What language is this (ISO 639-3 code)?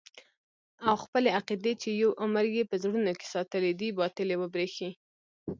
pus